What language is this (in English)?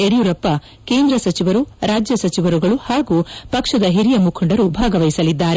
Kannada